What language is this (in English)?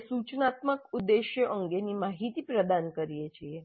Gujarati